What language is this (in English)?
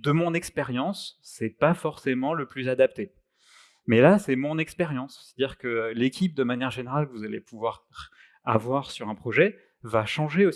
French